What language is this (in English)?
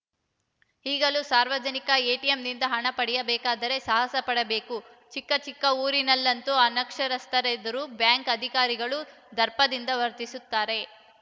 Kannada